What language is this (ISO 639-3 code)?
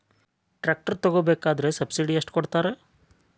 kan